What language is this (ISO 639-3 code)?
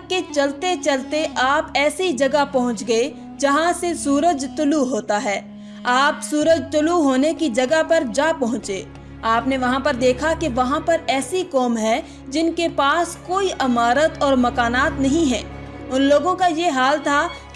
urd